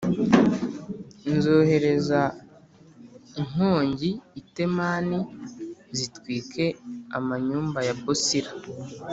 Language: Kinyarwanda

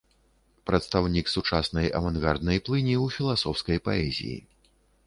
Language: Belarusian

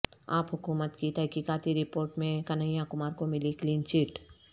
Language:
Urdu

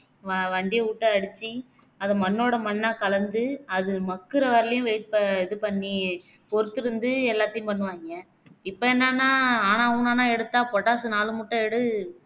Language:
Tamil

